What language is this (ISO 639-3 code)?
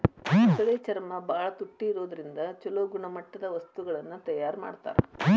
kan